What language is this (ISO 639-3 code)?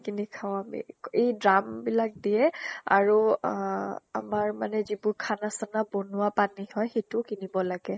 asm